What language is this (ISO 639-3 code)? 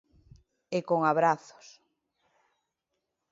glg